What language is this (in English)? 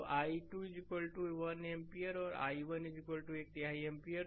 Hindi